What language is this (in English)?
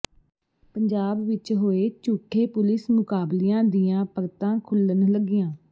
Punjabi